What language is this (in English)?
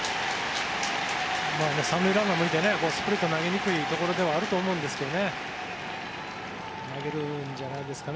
Japanese